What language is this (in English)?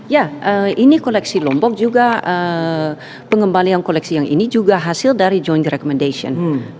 Indonesian